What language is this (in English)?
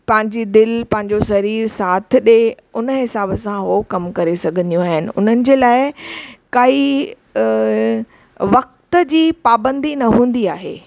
Sindhi